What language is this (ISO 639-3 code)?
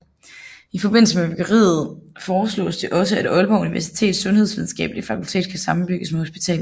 dan